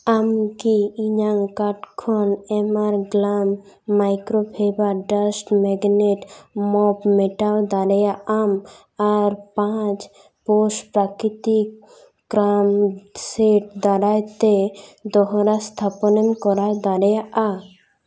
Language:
Santali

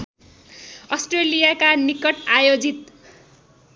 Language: Nepali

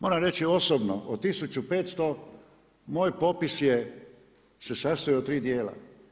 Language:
Croatian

